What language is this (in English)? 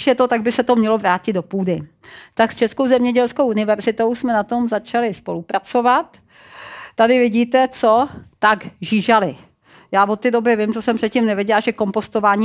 Czech